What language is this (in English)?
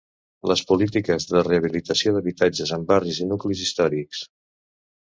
Catalan